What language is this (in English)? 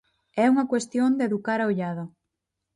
Galician